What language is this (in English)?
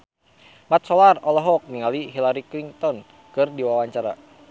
Sundanese